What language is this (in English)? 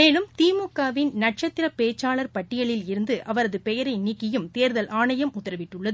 Tamil